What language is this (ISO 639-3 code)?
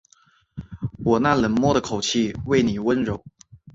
zho